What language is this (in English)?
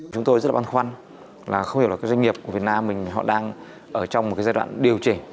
Vietnamese